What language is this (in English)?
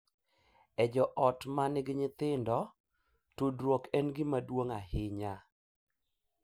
Luo (Kenya and Tanzania)